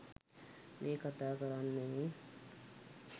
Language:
Sinhala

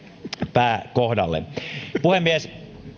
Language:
Finnish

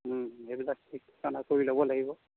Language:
Assamese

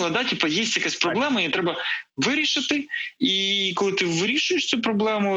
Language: Ukrainian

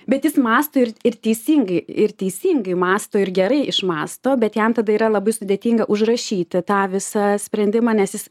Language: Lithuanian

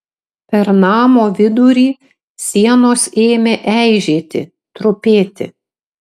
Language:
Lithuanian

